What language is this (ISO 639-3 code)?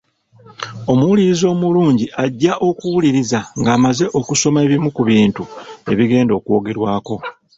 lug